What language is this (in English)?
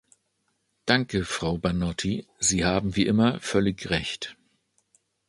German